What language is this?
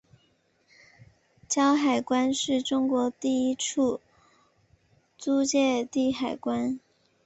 Chinese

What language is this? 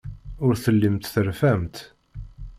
Kabyle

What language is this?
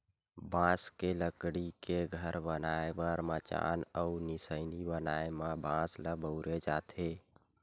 Chhattisgarhi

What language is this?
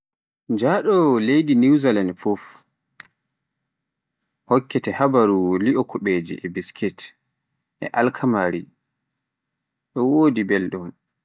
Pular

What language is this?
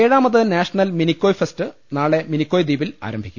Malayalam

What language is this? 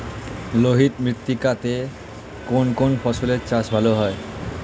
Bangla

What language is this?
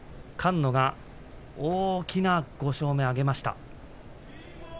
Japanese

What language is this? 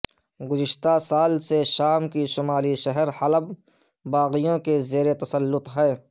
Urdu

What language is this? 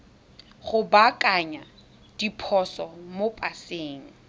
Tswana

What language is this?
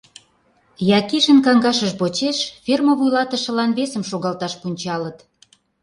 Mari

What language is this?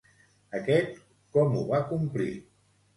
Catalan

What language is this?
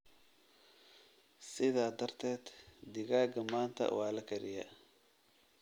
Somali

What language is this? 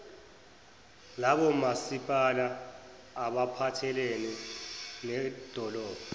Zulu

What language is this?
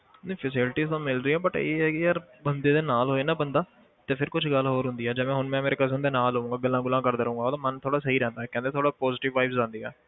Punjabi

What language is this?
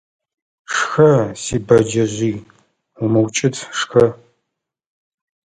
Adyghe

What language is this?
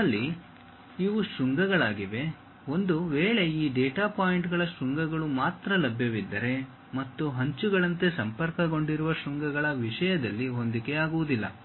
Kannada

